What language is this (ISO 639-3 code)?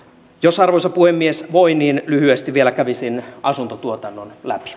fin